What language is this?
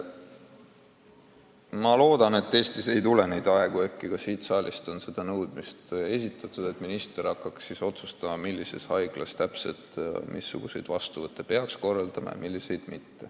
Estonian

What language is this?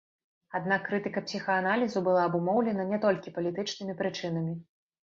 Belarusian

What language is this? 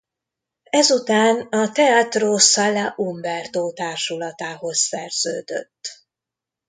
Hungarian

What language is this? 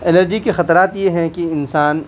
Urdu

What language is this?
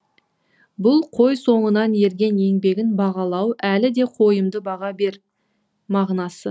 Kazakh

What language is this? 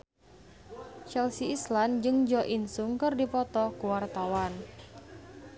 Sundanese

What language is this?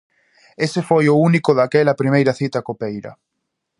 Galician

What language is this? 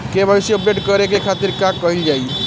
Bhojpuri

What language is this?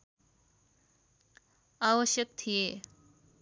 Nepali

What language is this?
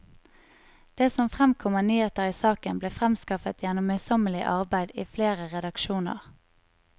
Norwegian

